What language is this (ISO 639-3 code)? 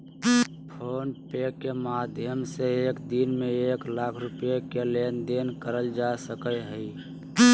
mag